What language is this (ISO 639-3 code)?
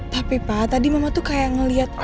ind